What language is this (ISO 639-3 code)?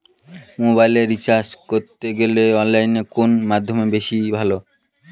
ben